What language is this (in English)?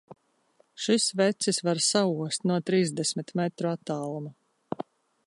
Latvian